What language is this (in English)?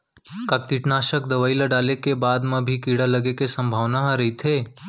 Chhattisgarhi